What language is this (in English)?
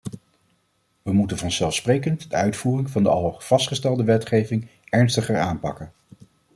Dutch